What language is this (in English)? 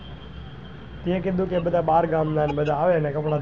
Gujarati